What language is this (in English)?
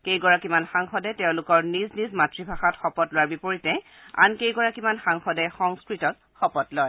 Assamese